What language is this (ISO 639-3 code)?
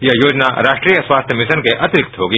hin